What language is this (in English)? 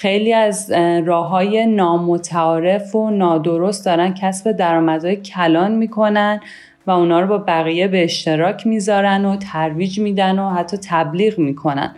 Persian